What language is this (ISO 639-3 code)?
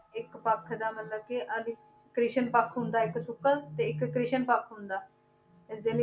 pan